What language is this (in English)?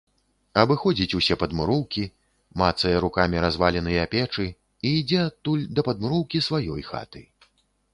Belarusian